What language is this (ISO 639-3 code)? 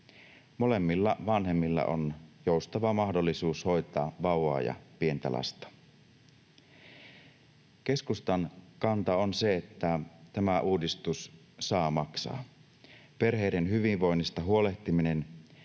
fin